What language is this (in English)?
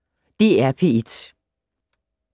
Danish